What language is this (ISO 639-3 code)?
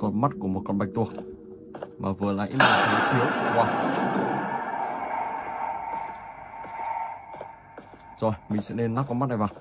vie